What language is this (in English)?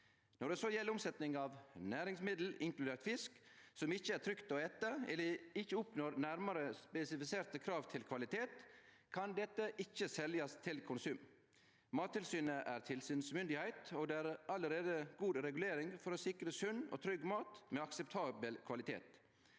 Norwegian